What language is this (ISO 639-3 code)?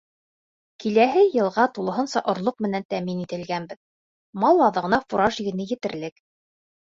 bak